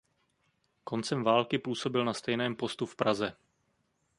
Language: Czech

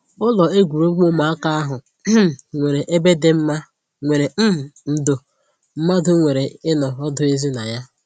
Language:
Igbo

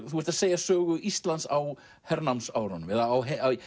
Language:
Icelandic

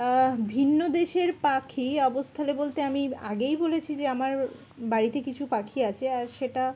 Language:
Bangla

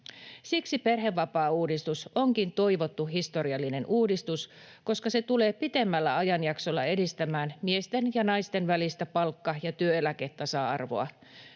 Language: Finnish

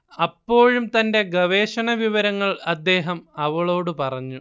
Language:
Malayalam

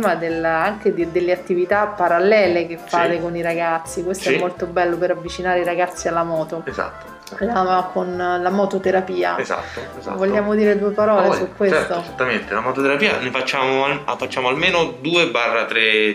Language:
Italian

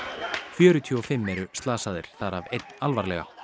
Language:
Icelandic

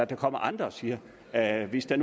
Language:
Danish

